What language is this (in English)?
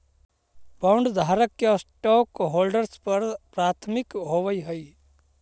Magahi